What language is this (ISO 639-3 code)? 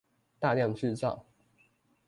zho